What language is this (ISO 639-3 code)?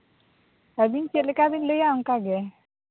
sat